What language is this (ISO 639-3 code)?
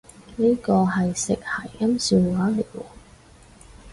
yue